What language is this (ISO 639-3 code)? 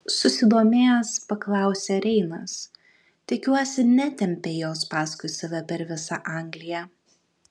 lit